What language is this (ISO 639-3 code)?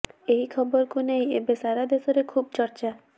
ori